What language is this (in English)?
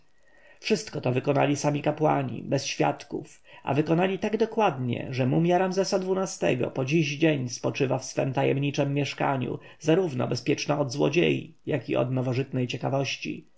Polish